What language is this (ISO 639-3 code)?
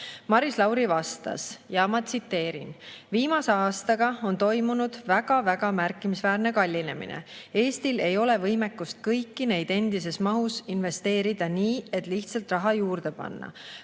est